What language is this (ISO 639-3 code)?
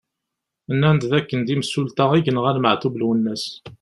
kab